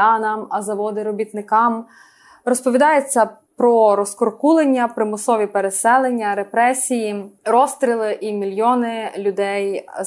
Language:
Ukrainian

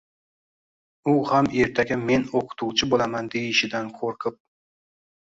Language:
Uzbek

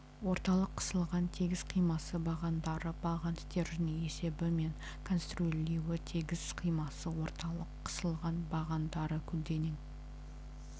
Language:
Kazakh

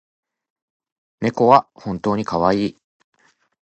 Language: Japanese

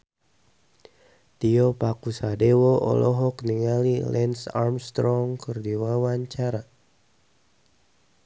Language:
Sundanese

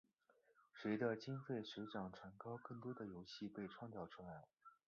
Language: Chinese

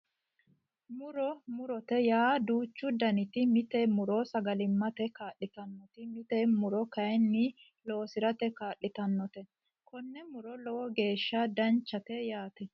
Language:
Sidamo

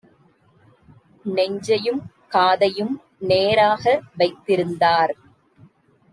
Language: Tamil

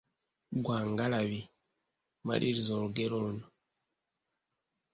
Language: Ganda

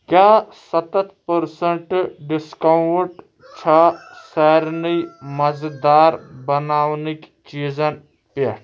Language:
Kashmiri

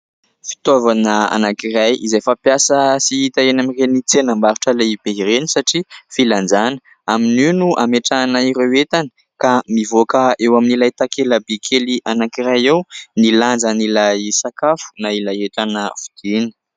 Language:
Malagasy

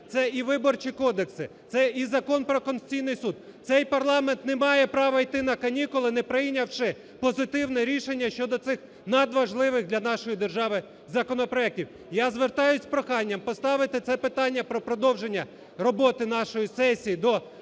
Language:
Ukrainian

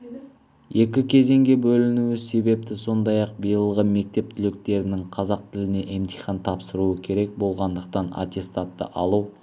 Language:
Kazakh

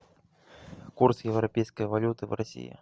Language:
Russian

